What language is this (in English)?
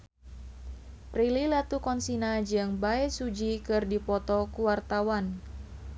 Sundanese